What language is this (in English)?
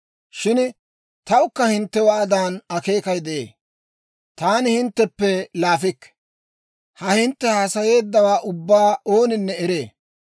Dawro